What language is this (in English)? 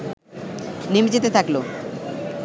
Bangla